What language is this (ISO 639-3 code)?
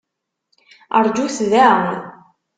kab